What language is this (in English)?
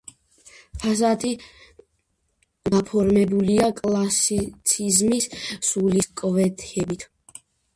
Georgian